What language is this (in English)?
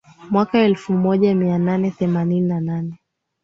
Swahili